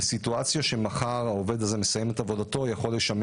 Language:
Hebrew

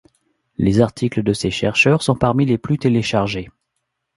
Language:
French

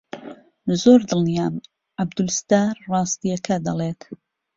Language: Central Kurdish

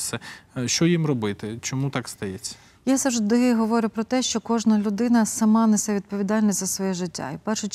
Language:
Ukrainian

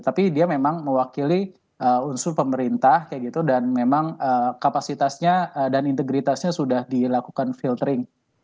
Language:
Indonesian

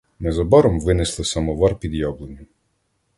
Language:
Ukrainian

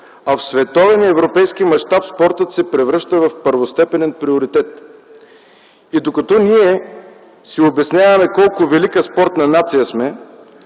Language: Bulgarian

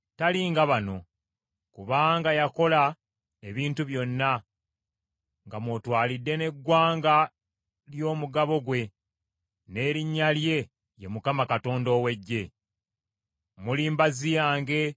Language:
Ganda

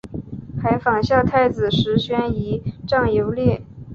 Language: Chinese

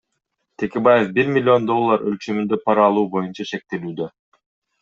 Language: Kyrgyz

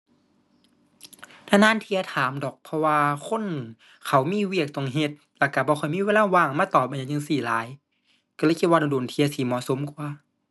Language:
Thai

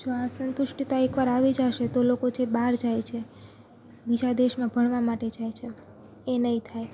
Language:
Gujarati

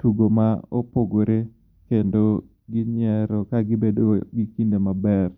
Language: Luo (Kenya and Tanzania)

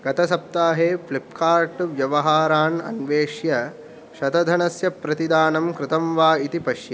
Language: Sanskrit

